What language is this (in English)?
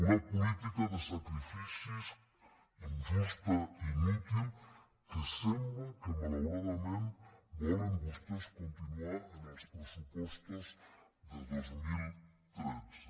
Catalan